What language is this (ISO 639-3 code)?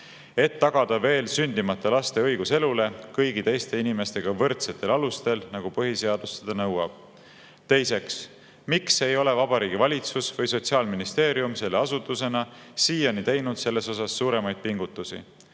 est